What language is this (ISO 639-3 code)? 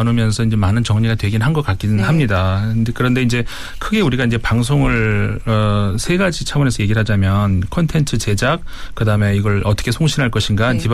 kor